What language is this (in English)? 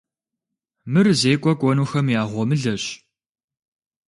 Kabardian